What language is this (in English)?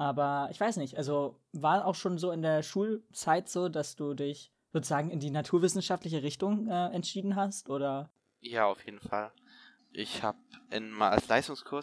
German